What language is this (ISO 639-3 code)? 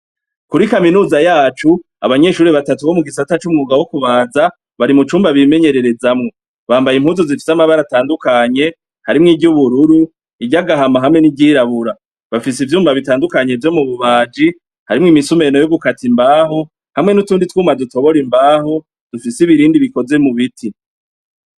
run